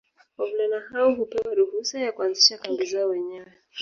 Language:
Swahili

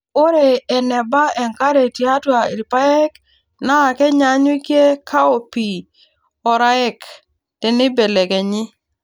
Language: Masai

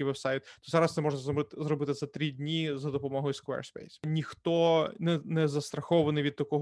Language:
Ukrainian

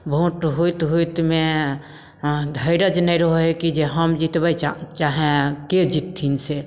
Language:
Maithili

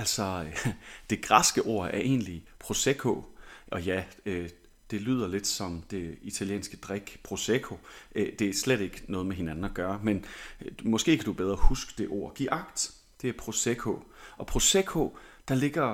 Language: Danish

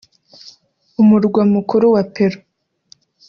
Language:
Kinyarwanda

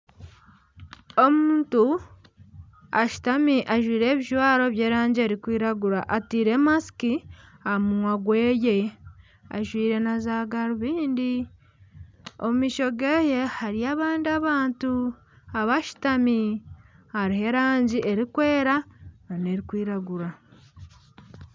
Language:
Nyankole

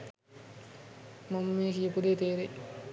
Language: Sinhala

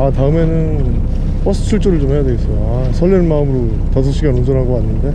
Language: Korean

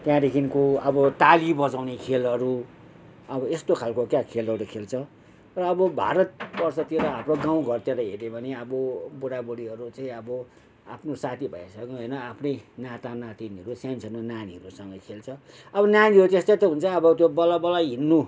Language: Nepali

